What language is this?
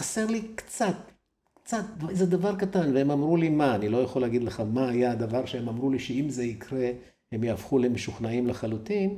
Hebrew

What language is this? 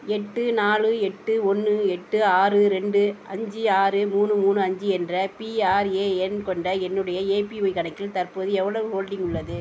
Tamil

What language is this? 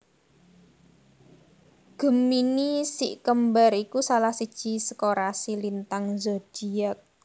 Javanese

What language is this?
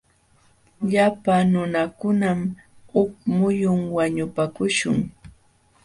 Jauja Wanca Quechua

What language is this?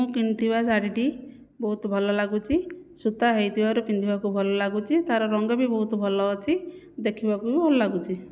Odia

